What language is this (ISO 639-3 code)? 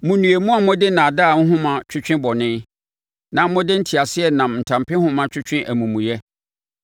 aka